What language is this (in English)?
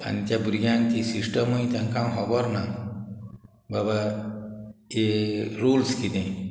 Konkani